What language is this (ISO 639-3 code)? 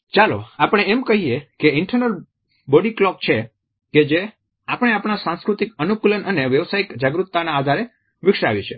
guj